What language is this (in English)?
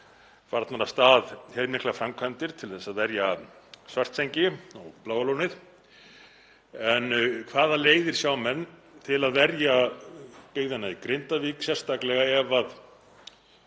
Icelandic